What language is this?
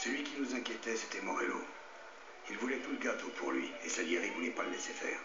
French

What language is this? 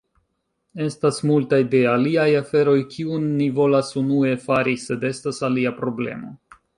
Esperanto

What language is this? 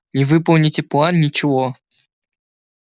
Russian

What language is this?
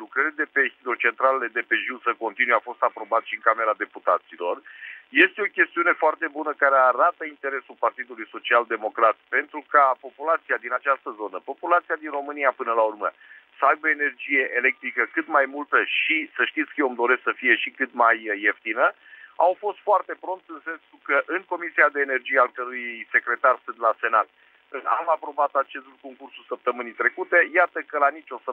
Romanian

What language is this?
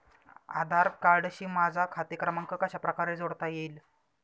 Marathi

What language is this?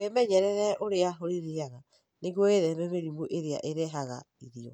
Kikuyu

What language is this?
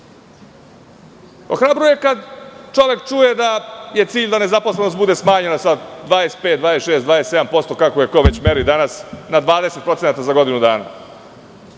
Serbian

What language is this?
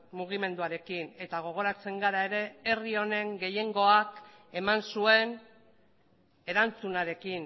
Basque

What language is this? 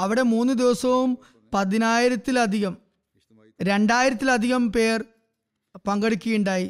Malayalam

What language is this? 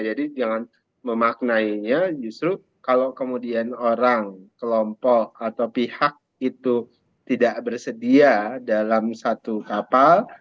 Indonesian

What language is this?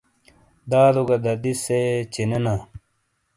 Shina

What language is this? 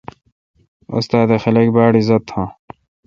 Kalkoti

